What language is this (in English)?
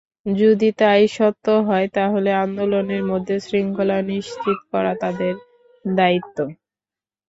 Bangla